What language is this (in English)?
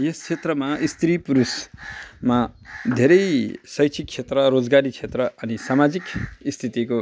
Nepali